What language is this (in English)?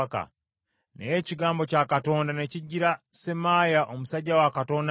Ganda